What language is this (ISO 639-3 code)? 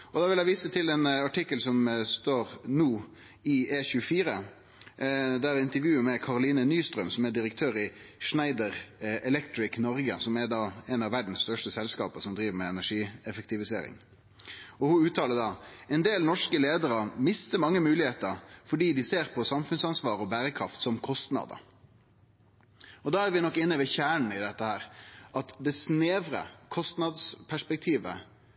nno